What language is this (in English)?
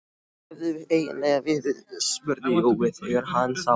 Icelandic